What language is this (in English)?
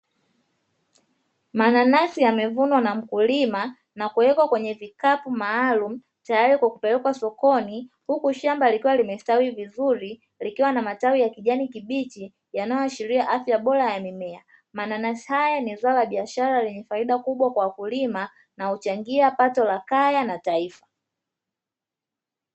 Swahili